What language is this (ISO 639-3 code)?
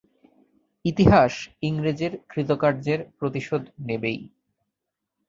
ben